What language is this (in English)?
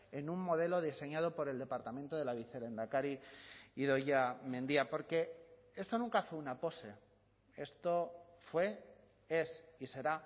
Spanish